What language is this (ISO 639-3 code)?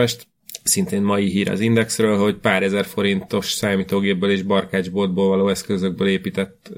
hun